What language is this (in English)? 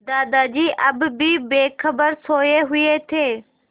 Hindi